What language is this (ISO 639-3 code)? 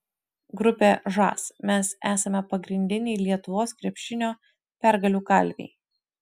lit